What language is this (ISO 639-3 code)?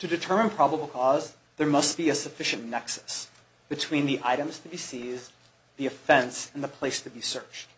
eng